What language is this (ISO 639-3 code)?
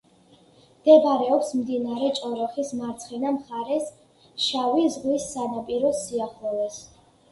kat